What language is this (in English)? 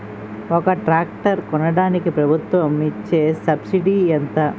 Telugu